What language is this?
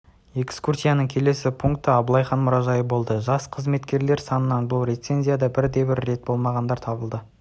Kazakh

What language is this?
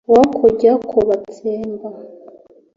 Kinyarwanda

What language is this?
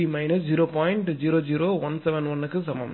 Tamil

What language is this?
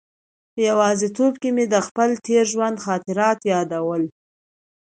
Pashto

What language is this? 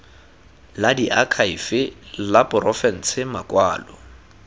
Tswana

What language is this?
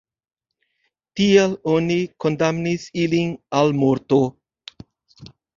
Esperanto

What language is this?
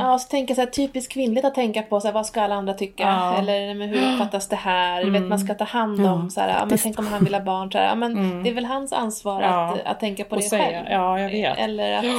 Swedish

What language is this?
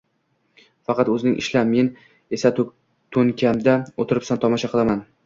Uzbek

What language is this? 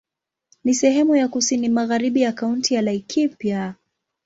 Swahili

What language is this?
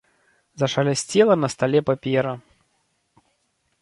Belarusian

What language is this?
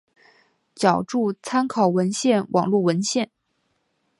Chinese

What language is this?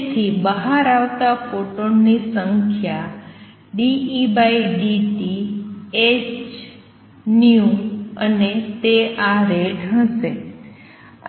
Gujarati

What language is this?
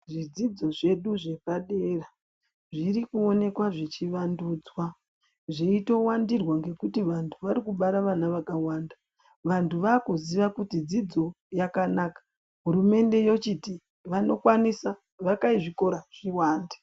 Ndau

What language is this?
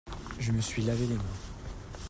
French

